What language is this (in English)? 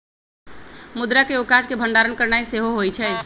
Magahi